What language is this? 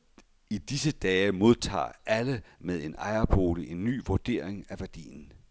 Danish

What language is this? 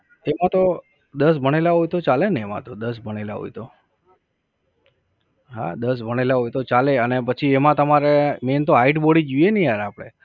Gujarati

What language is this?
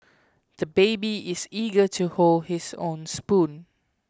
English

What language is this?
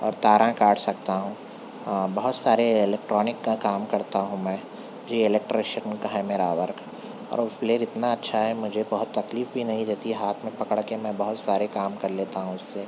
Urdu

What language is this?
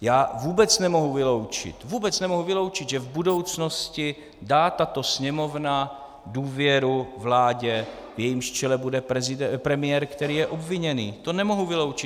Czech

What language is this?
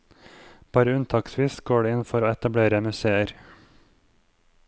Norwegian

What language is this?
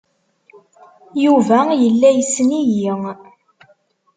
Kabyle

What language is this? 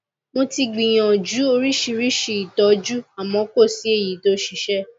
Yoruba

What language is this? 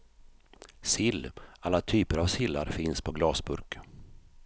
Swedish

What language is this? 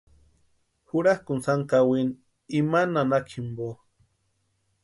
Western Highland Purepecha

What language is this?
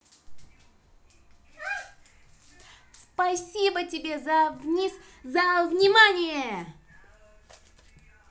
Russian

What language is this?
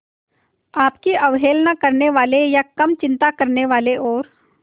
Hindi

